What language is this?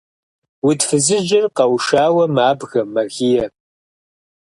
Kabardian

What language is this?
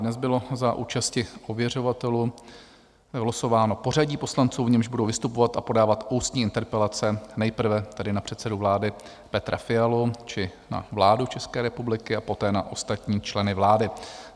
Czech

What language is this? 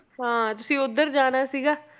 Punjabi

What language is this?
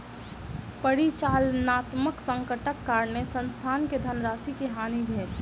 Maithili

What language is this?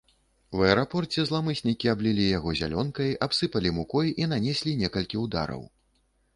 Belarusian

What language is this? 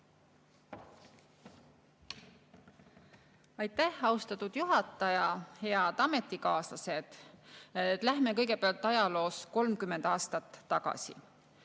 Estonian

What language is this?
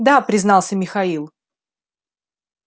Russian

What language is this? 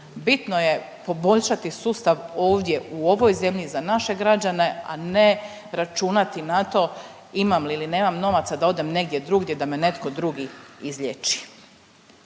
Croatian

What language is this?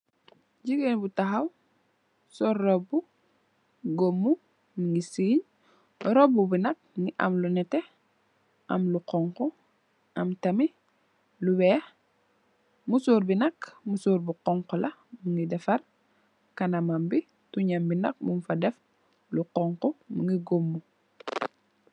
Wolof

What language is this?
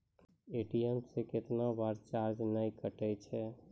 Maithili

